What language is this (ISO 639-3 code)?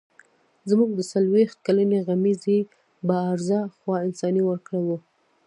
pus